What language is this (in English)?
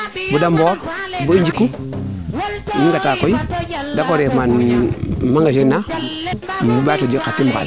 Serer